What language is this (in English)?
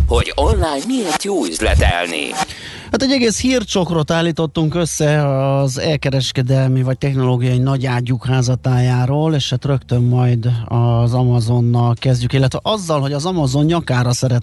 Hungarian